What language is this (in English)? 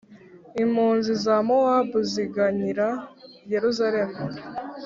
Kinyarwanda